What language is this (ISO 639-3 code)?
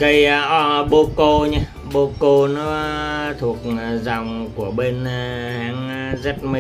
vie